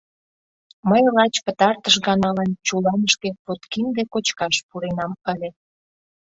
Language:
Mari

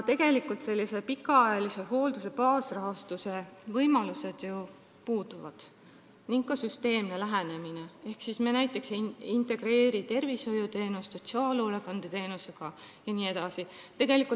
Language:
Estonian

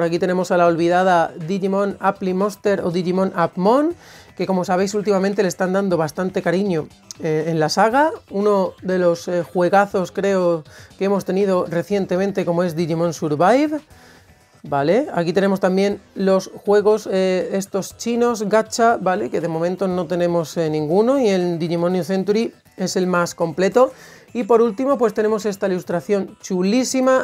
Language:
Spanish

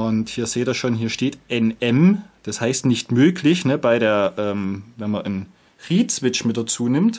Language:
German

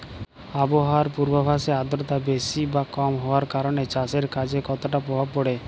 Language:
Bangla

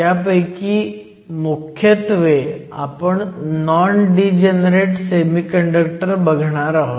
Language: Marathi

